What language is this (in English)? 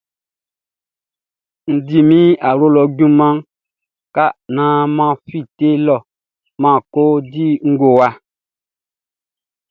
Baoulé